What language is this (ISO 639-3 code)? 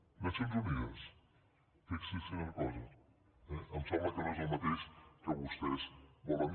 cat